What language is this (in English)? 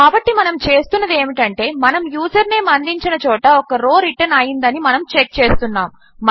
Telugu